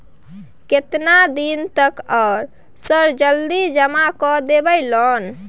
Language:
Maithili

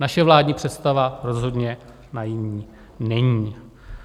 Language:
Czech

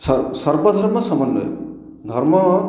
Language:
Odia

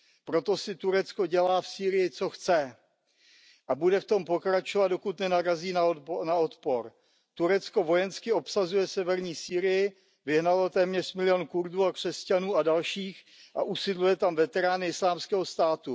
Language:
Czech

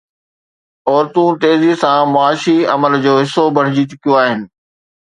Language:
Sindhi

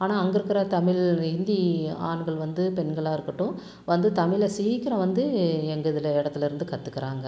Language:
Tamil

